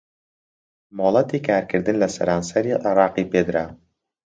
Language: Central Kurdish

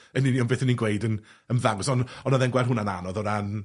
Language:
Welsh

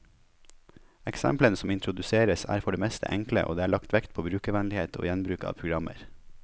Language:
Norwegian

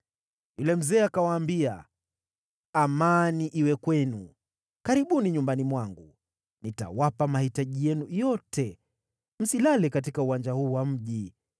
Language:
Swahili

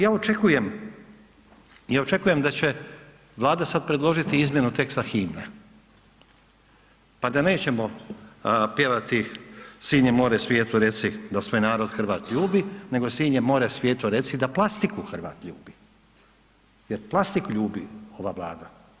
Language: Croatian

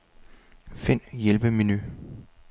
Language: Danish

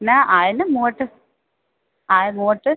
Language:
Sindhi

